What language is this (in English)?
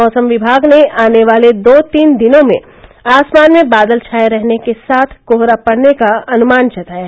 Hindi